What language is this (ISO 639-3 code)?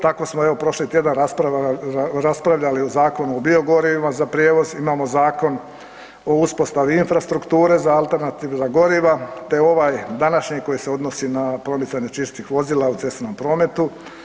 hrv